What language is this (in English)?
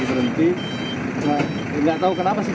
Indonesian